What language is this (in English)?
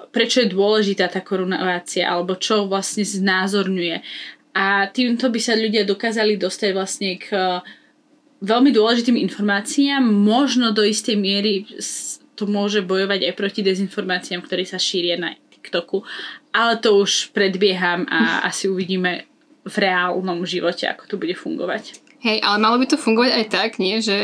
Slovak